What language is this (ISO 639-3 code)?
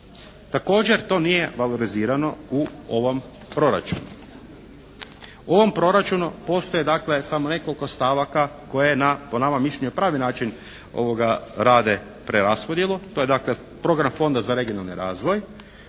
hrv